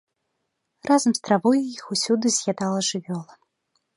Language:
Belarusian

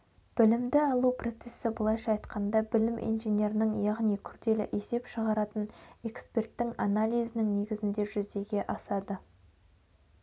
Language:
Kazakh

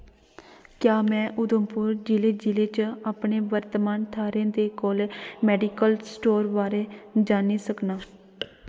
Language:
Dogri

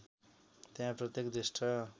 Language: Nepali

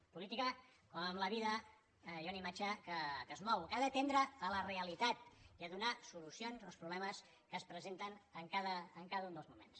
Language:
Catalan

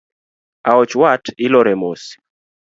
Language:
Luo (Kenya and Tanzania)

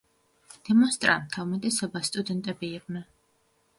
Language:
Georgian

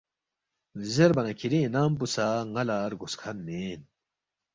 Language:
Balti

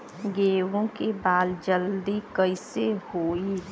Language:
Bhojpuri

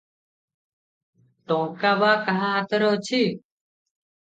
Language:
Odia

